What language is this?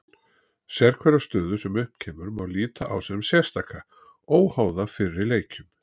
Icelandic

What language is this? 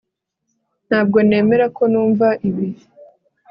Kinyarwanda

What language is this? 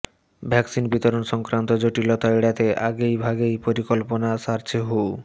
Bangla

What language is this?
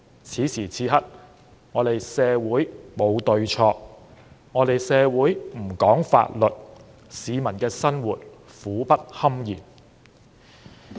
Cantonese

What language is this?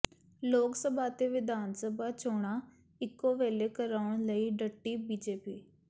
Punjabi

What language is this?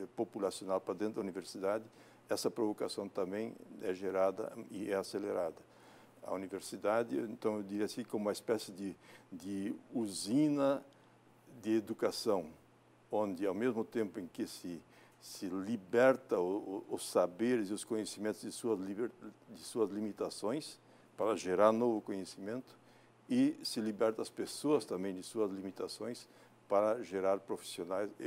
Portuguese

